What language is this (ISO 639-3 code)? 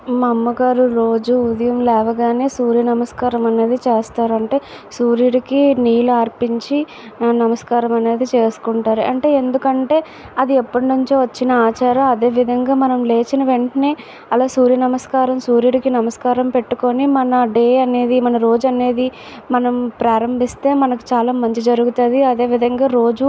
tel